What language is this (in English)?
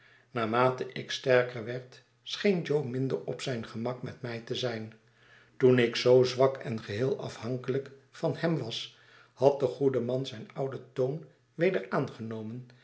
Dutch